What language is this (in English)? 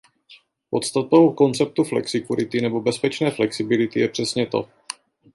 Czech